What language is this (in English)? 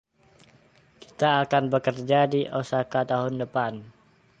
Indonesian